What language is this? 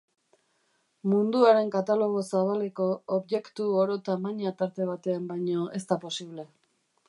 Basque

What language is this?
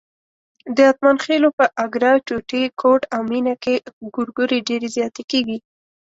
Pashto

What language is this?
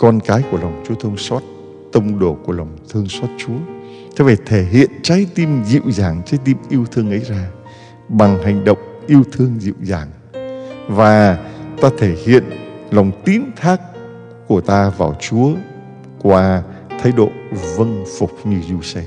Vietnamese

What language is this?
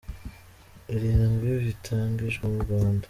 Kinyarwanda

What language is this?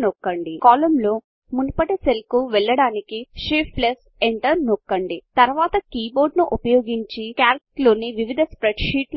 Telugu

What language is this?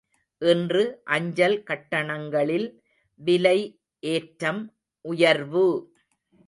Tamil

